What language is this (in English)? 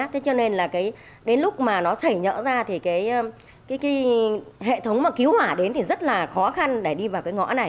Vietnamese